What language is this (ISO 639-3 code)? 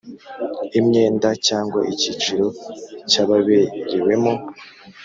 kin